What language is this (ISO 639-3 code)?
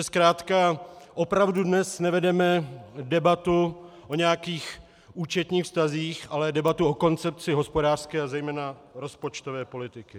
ces